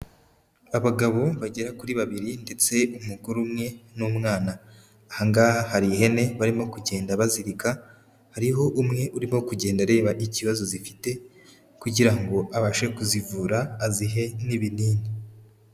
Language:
Kinyarwanda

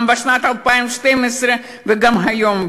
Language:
Hebrew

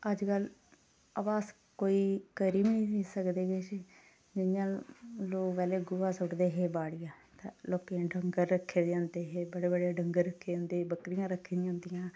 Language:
Dogri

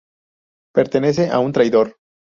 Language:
Spanish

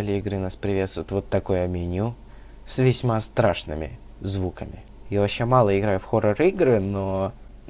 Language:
Russian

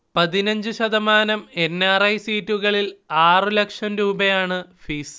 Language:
Malayalam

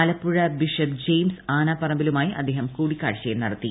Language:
Malayalam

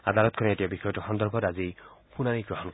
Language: Assamese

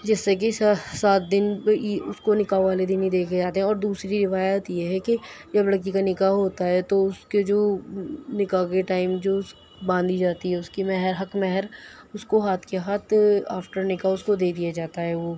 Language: Urdu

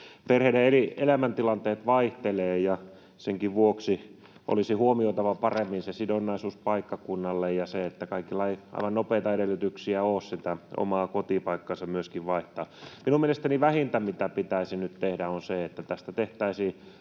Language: Finnish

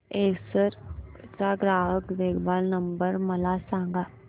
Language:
Marathi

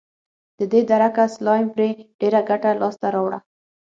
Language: Pashto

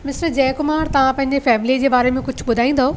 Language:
Sindhi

